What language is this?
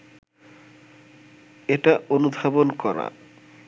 Bangla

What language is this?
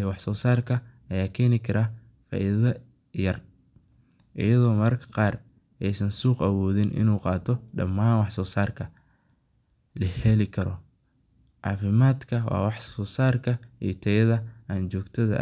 Somali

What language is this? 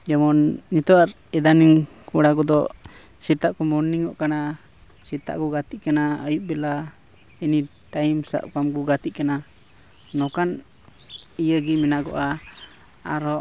Santali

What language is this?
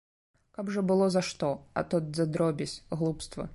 Belarusian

